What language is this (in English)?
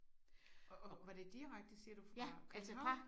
Danish